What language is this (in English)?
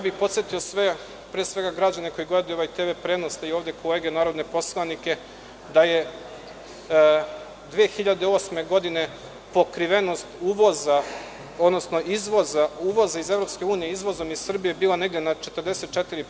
Serbian